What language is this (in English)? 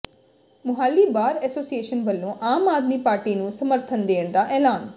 Punjabi